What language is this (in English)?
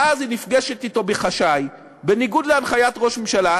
Hebrew